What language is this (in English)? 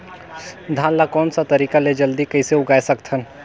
Chhattisgarhi